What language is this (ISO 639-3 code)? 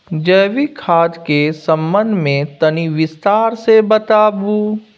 mai